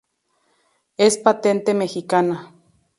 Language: Spanish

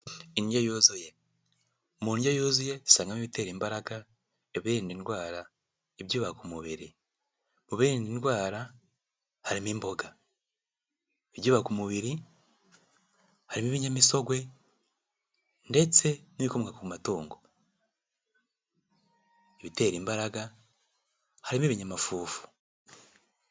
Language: Kinyarwanda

